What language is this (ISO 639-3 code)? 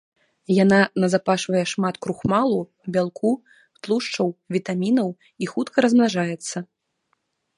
bel